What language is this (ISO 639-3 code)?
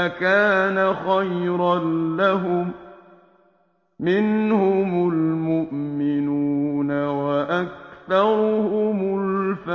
ara